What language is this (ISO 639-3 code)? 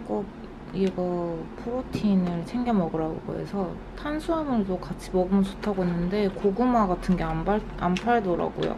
kor